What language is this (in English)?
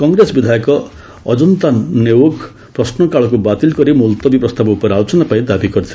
Odia